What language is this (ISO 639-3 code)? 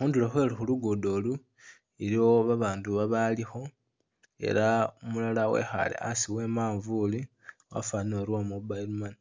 myx